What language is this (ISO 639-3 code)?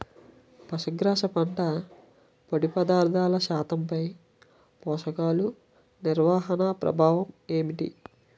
tel